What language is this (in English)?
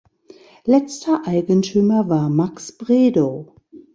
German